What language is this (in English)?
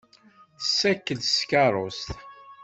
Kabyle